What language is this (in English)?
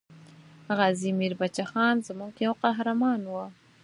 Pashto